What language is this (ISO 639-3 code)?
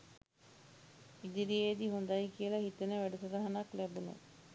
sin